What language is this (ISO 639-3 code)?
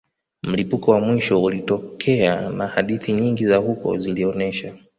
swa